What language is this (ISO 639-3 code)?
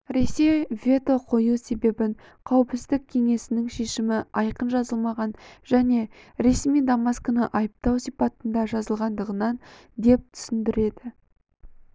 kaz